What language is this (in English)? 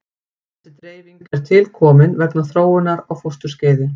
Icelandic